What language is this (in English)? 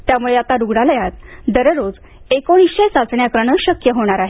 Marathi